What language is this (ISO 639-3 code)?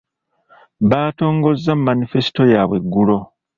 lug